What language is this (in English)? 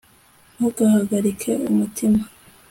Kinyarwanda